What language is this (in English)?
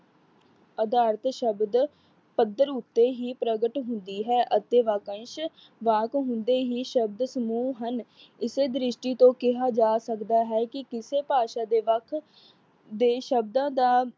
Punjabi